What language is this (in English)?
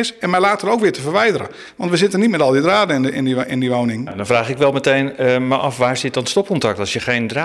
Dutch